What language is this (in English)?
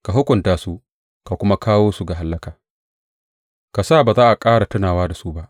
Hausa